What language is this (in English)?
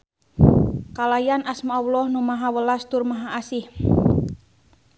Sundanese